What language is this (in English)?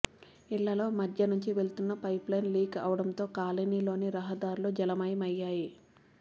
Telugu